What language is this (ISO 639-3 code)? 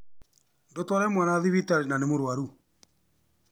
kik